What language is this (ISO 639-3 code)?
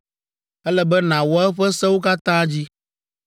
ewe